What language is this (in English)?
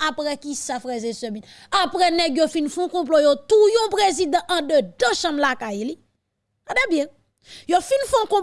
French